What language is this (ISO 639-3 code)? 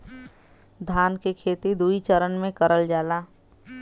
bho